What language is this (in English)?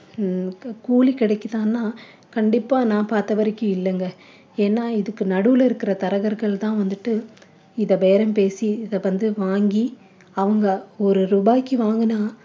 Tamil